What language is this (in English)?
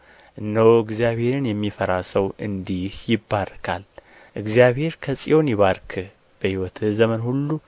Amharic